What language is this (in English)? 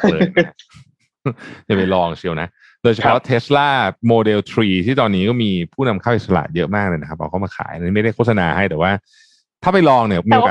Thai